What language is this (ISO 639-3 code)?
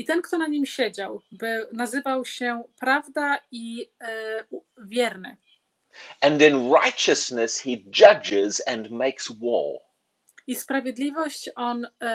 pol